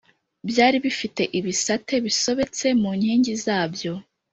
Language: Kinyarwanda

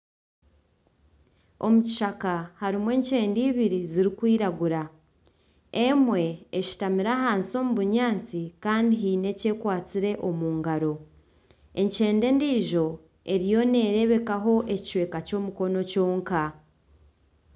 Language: Nyankole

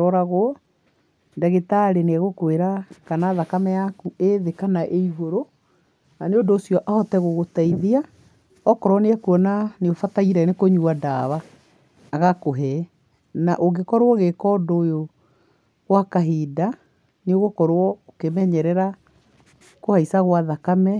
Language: Kikuyu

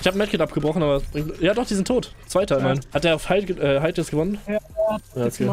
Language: German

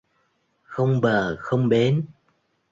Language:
Vietnamese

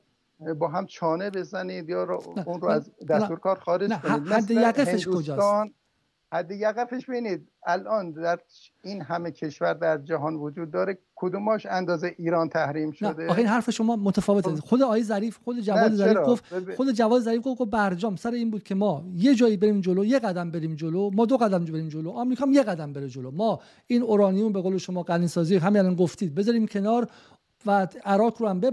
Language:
Persian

